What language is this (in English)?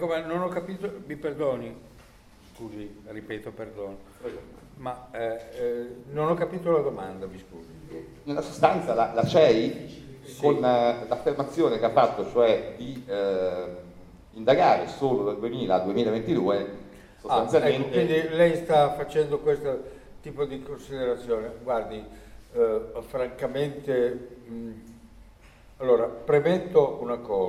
Italian